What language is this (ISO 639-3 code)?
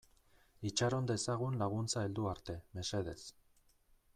eus